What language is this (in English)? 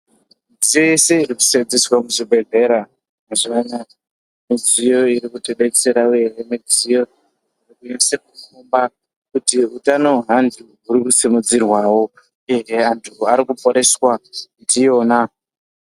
Ndau